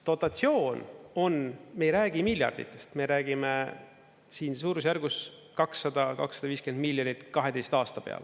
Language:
Estonian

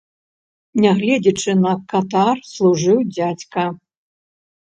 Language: Belarusian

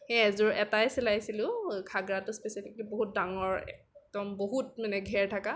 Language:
Assamese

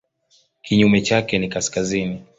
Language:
Swahili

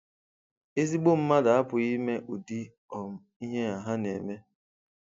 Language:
Igbo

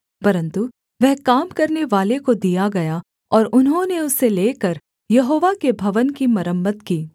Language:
Hindi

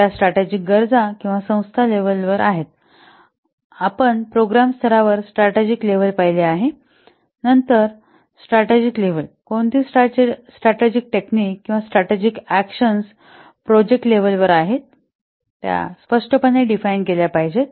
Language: Marathi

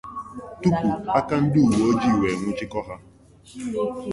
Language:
Igbo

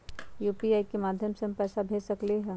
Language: Magahi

